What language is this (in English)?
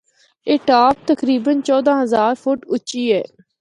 Northern Hindko